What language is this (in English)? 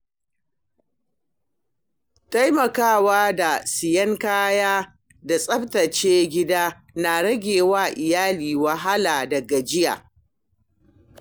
Hausa